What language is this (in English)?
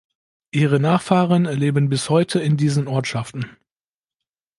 German